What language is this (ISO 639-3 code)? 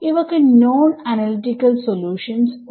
mal